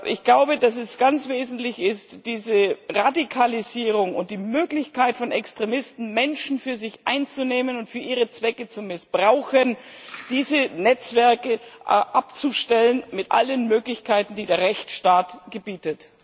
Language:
German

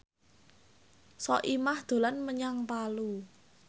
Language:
Javanese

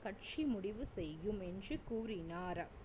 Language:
Tamil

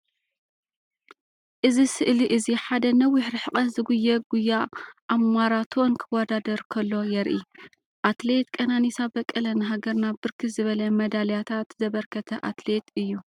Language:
Tigrinya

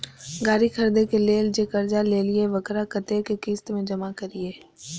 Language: Maithili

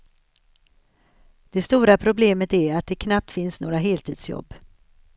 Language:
Swedish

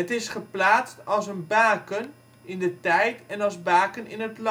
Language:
Dutch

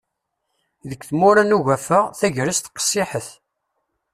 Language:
Kabyle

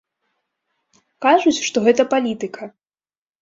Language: Belarusian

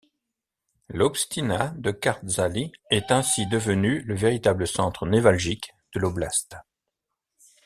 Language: French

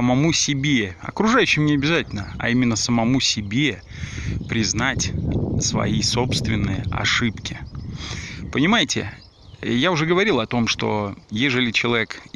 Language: Russian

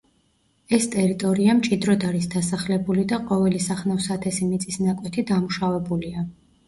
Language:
Georgian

